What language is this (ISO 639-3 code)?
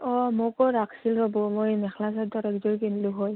asm